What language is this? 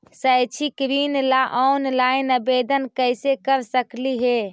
Magahi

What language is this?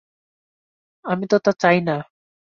Bangla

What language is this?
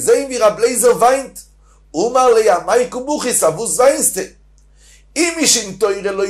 Hebrew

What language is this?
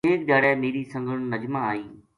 Gujari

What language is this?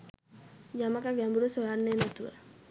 Sinhala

